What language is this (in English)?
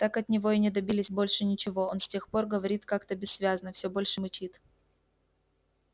Russian